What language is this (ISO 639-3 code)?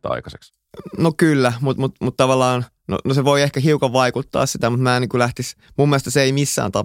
fin